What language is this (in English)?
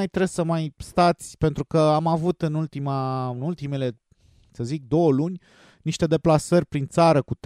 Romanian